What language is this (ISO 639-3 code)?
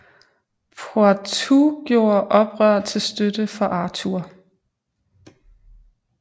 dan